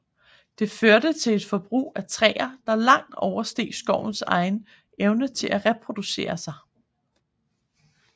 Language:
Danish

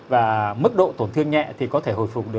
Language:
Vietnamese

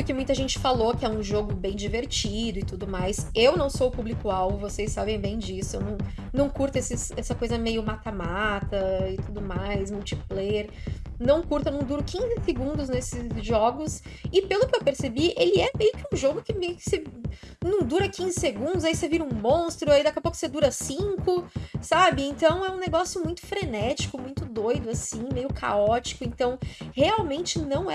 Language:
Portuguese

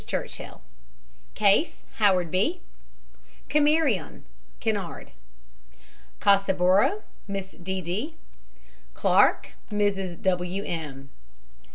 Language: English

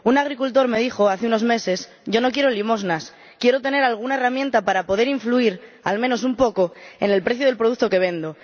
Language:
Spanish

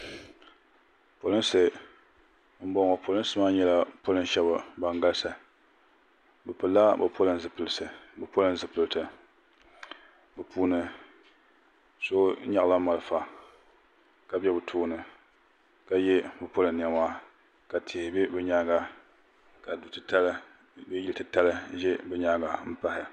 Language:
Dagbani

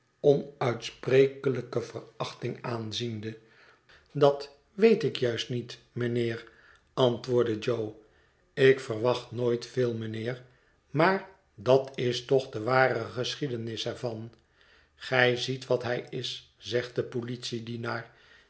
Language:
Dutch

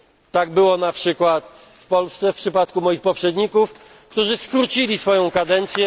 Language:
Polish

